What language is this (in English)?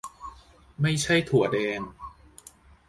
Thai